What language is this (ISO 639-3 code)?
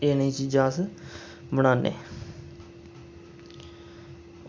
doi